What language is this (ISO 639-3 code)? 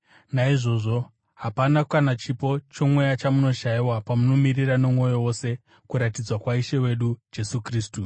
sna